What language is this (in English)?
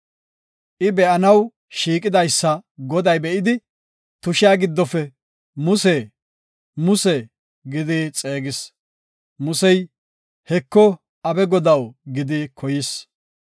Gofa